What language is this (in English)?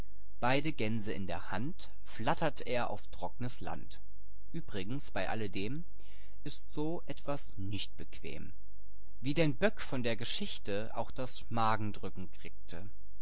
German